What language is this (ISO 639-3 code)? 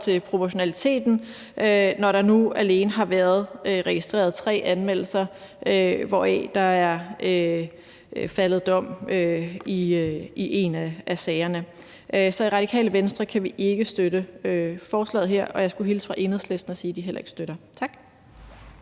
dan